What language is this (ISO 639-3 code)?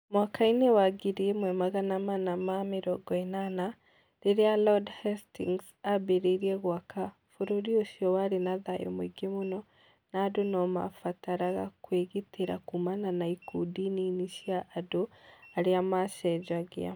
kik